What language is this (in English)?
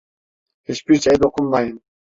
Turkish